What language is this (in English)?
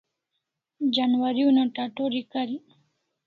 Kalasha